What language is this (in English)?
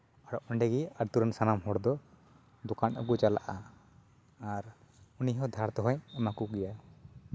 Santali